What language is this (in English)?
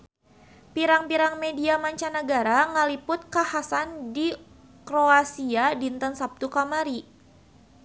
Sundanese